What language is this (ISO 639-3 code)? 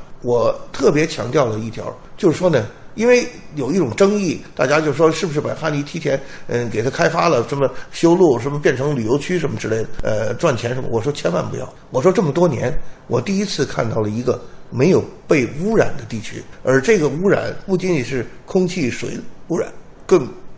zho